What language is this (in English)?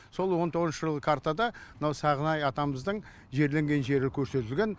Kazakh